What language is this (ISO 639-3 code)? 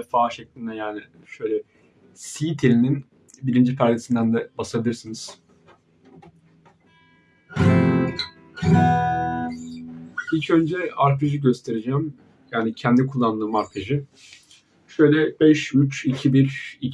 tur